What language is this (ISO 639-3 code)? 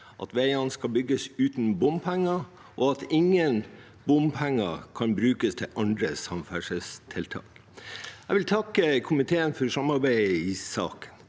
nor